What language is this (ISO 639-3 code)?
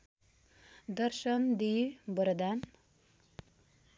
nep